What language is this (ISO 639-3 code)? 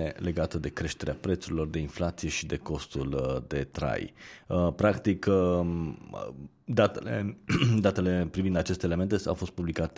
ron